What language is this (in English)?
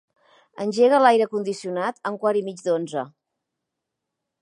Catalan